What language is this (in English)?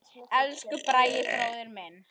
Icelandic